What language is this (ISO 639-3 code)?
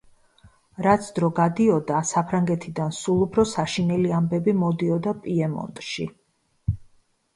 kat